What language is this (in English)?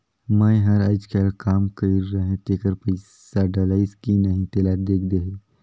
Chhattisgarhi